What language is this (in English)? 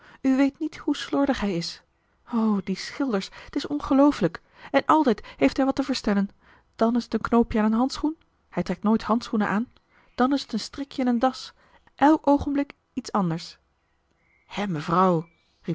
Dutch